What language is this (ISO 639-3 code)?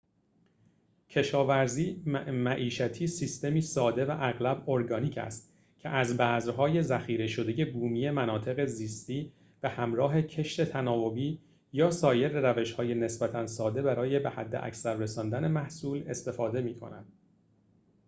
fas